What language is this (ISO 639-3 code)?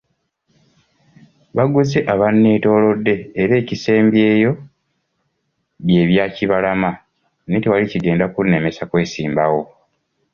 lug